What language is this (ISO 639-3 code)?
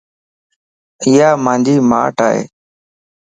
lss